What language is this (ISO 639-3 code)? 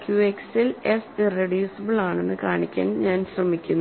mal